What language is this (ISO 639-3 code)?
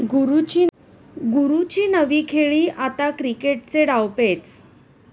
mar